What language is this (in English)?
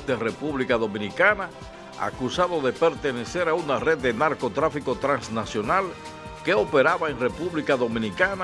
Spanish